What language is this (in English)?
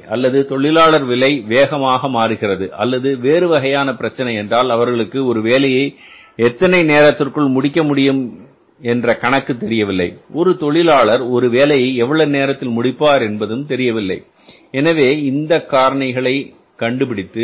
Tamil